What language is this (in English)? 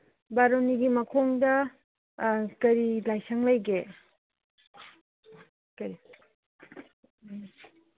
Manipuri